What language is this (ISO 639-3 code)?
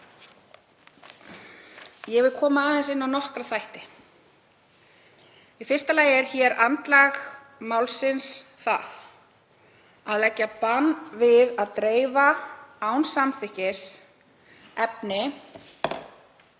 isl